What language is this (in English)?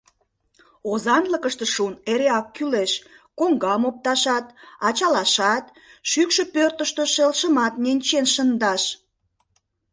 Mari